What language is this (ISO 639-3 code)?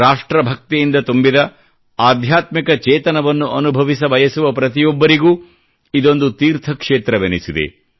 kan